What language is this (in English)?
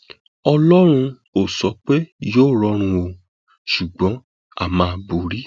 Yoruba